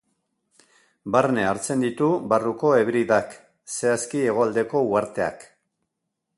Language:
Basque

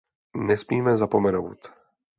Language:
Czech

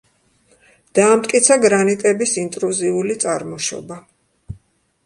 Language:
Georgian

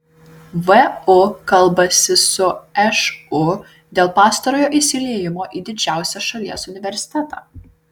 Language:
Lithuanian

